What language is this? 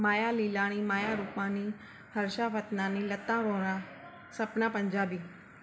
Sindhi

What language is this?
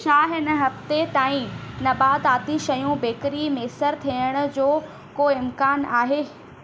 Sindhi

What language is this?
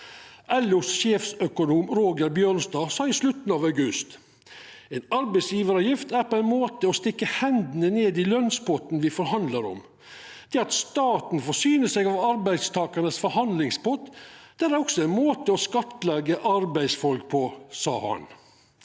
Norwegian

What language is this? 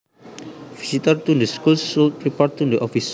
Javanese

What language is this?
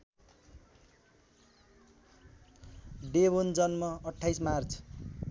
Nepali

